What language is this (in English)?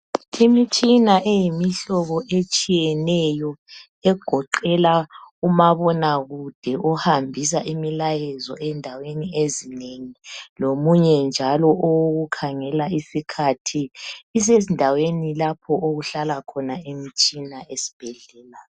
North Ndebele